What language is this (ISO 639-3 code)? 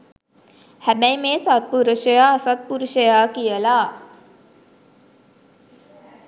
sin